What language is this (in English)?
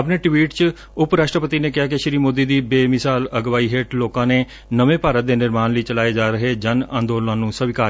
Punjabi